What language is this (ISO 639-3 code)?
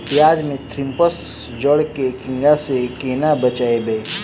mai